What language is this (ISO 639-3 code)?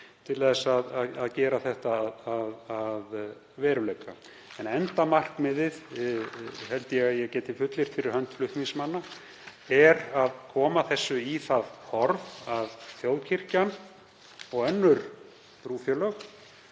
isl